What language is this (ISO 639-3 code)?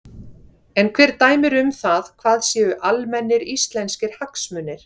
isl